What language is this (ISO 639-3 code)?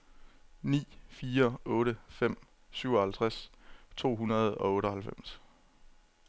dan